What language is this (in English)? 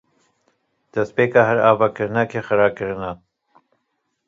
Kurdish